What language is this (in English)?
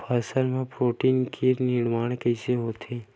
Chhattisgarhi